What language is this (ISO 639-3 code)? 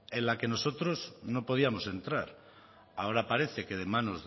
spa